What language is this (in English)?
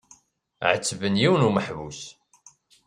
Kabyle